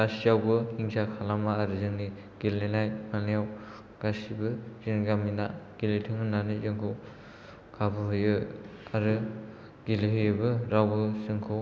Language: Bodo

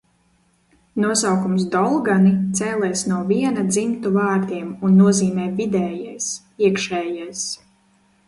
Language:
Latvian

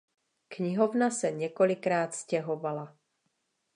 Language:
Czech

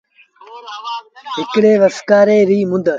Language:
Sindhi Bhil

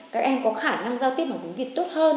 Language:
Vietnamese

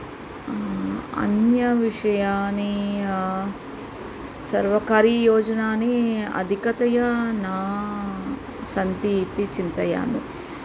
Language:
Sanskrit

